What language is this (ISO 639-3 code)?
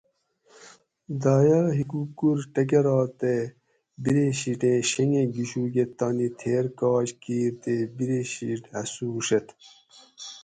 gwc